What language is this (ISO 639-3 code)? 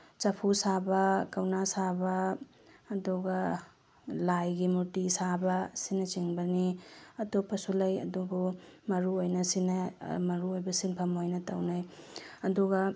mni